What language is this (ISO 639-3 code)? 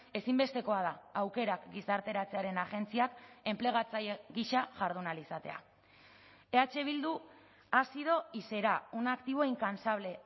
eus